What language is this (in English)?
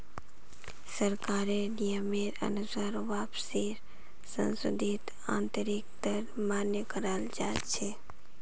Magahi